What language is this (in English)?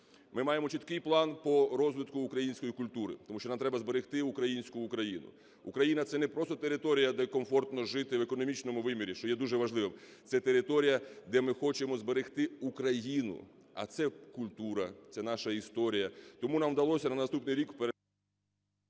Ukrainian